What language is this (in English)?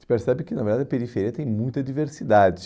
Portuguese